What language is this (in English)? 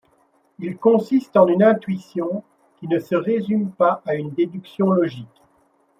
French